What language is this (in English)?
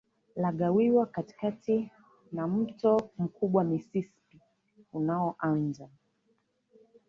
Swahili